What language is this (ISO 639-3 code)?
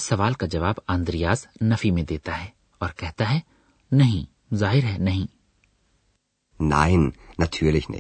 urd